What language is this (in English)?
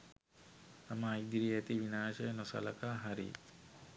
Sinhala